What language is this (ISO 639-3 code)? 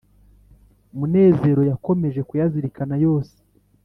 kin